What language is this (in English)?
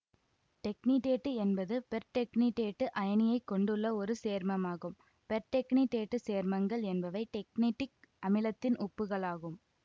Tamil